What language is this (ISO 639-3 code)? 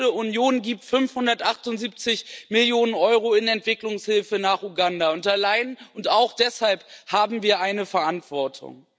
deu